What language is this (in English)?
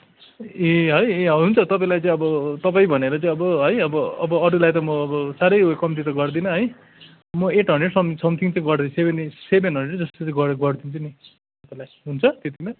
Nepali